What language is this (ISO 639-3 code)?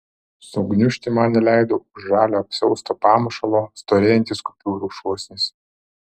lit